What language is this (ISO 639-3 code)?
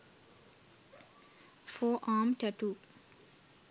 sin